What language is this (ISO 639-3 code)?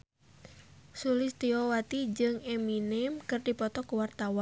sun